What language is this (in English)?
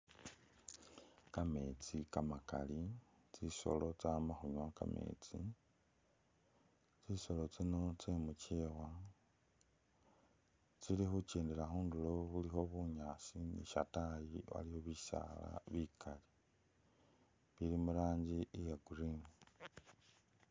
Masaaba